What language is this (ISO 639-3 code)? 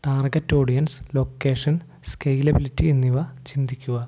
mal